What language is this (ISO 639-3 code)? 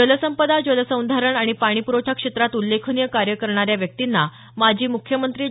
mar